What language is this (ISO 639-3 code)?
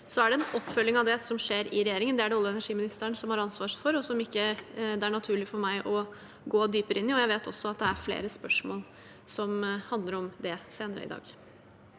nor